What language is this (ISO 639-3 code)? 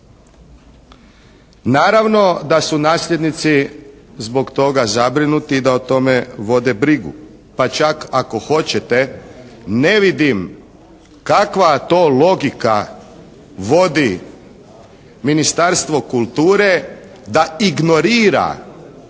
hrv